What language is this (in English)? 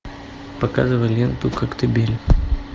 Russian